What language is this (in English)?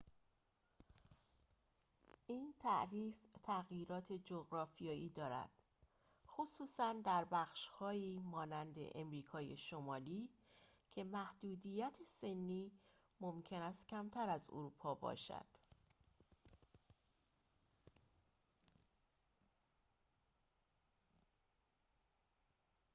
Persian